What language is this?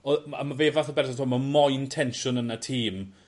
Welsh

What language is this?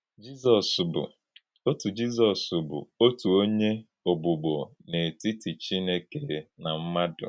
Igbo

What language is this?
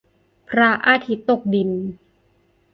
Thai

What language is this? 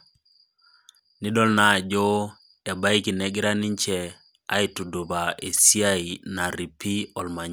Masai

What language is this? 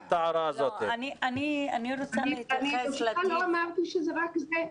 Hebrew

